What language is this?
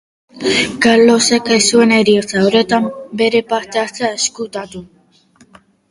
Basque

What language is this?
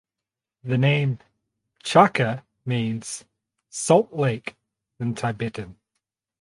English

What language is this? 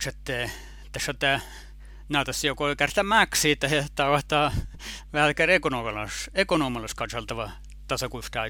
Finnish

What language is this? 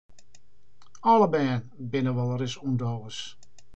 Western Frisian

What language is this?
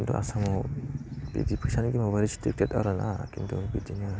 Bodo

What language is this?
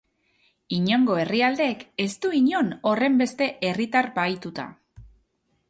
Basque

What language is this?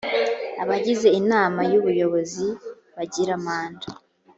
Kinyarwanda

